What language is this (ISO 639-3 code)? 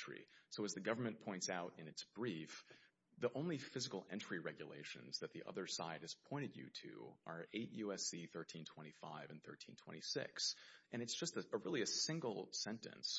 eng